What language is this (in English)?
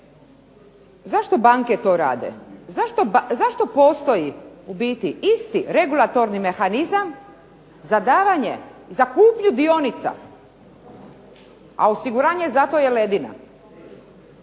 Croatian